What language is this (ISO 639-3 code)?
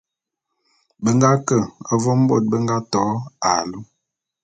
bum